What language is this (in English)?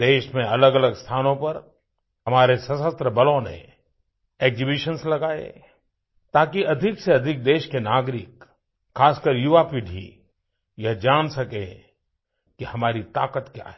Hindi